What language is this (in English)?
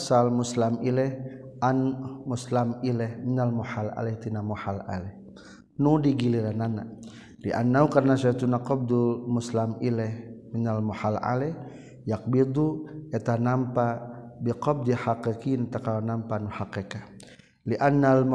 Malay